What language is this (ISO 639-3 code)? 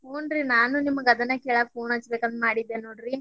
kan